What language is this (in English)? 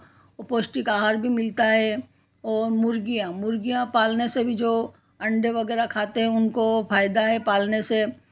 Hindi